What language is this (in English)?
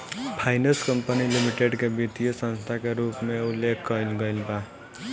Bhojpuri